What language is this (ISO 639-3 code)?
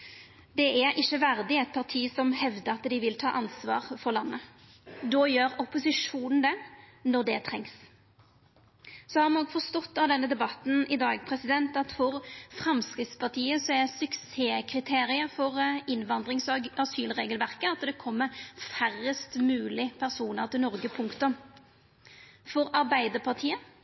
nno